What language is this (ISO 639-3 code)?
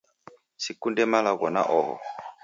dav